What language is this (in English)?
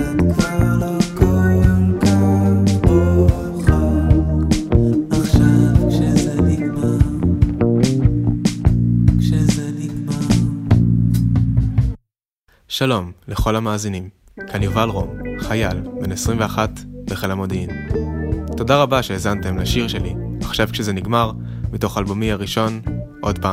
Hebrew